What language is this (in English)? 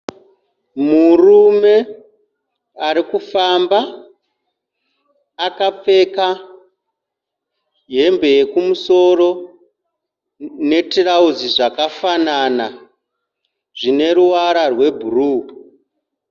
Shona